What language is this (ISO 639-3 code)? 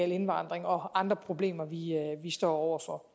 dan